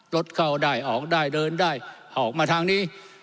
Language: Thai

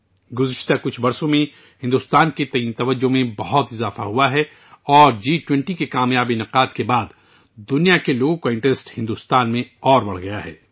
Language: Urdu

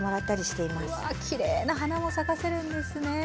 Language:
Japanese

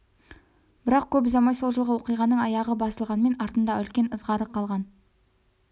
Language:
Kazakh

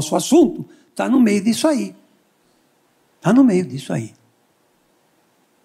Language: Portuguese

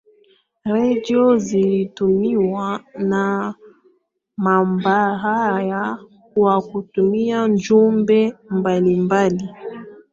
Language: Swahili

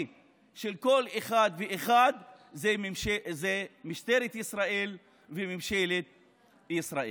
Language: Hebrew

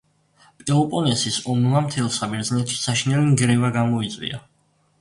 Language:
Georgian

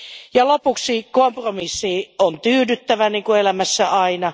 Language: Finnish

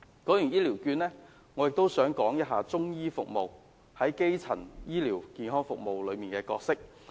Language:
Cantonese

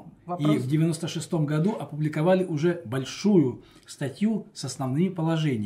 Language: Russian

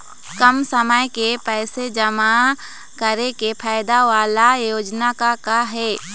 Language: Chhattisgarhi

